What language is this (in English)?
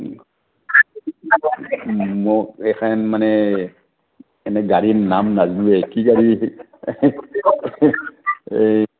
Assamese